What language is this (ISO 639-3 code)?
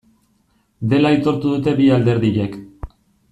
eus